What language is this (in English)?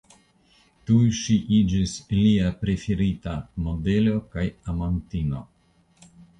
Esperanto